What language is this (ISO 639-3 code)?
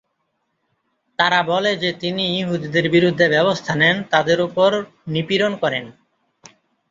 ben